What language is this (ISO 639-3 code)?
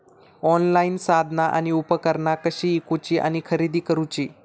mar